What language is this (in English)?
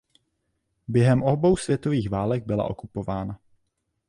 Czech